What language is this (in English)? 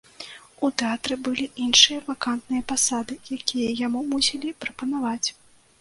Belarusian